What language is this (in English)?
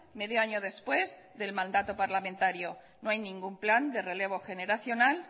Spanish